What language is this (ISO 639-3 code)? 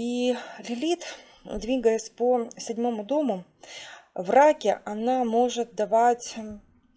rus